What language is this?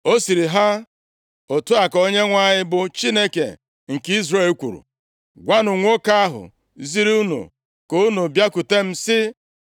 Igbo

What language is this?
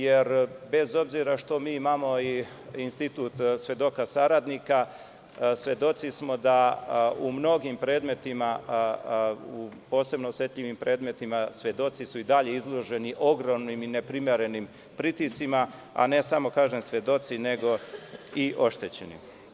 Serbian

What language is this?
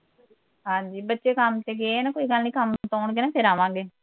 Punjabi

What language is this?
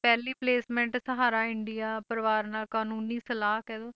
Punjabi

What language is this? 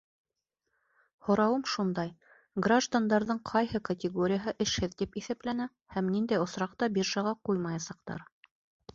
Bashkir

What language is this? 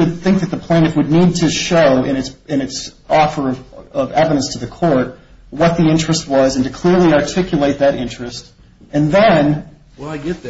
English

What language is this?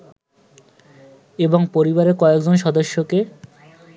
Bangla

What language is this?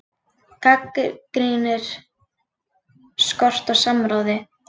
Icelandic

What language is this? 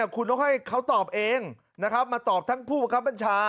Thai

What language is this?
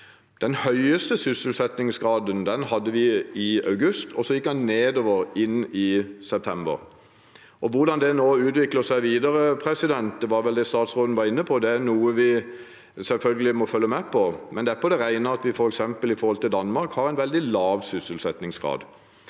Norwegian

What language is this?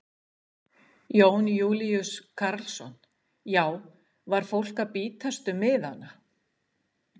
Icelandic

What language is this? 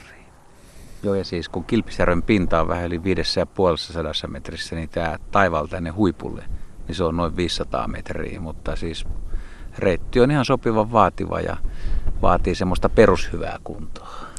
Finnish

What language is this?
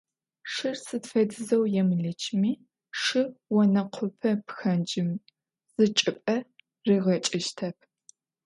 Adyghe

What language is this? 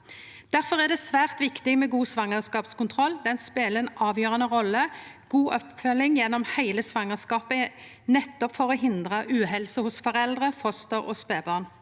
Norwegian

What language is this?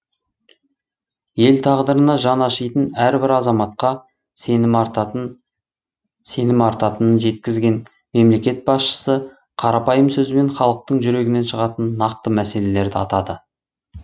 Kazakh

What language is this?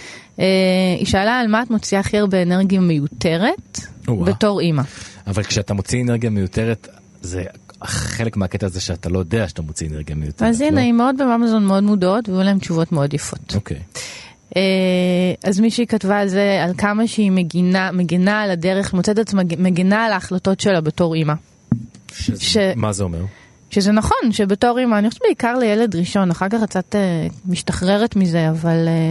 Hebrew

